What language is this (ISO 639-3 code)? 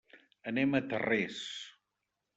cat